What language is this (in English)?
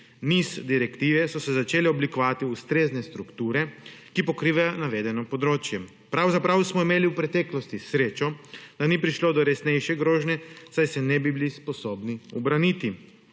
Slovenian